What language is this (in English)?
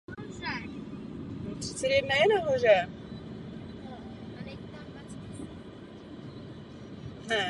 Czech